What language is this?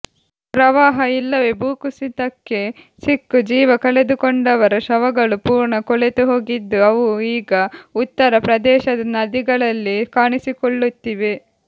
Kannada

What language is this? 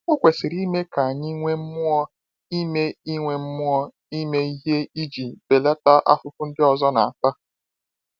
Igbo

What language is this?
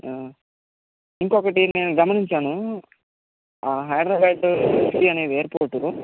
Telugu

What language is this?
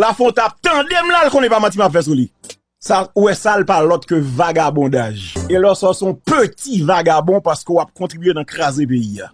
French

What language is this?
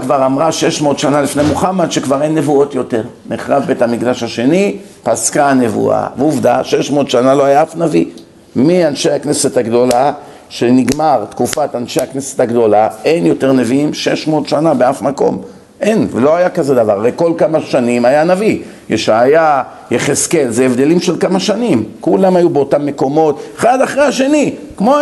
Hebrew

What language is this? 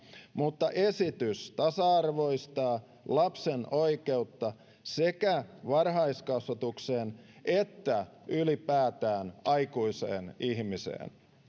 Finnish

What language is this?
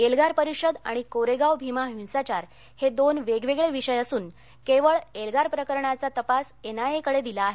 Marathi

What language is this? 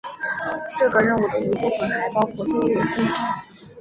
Chinese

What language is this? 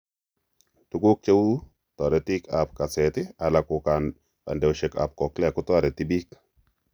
Kalenjin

